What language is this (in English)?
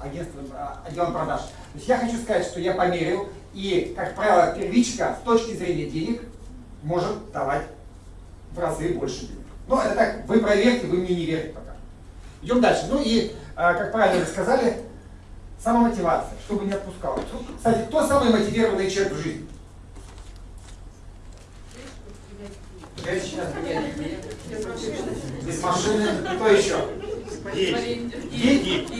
Russian